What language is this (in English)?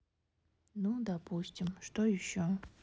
Russian